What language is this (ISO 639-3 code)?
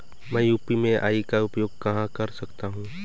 hin